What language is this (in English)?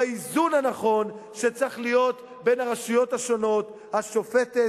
Hebrew